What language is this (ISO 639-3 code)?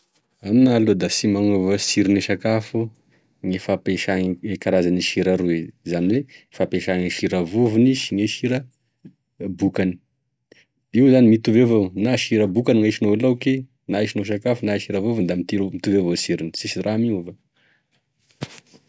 tkg